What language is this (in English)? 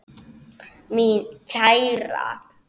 Icelandic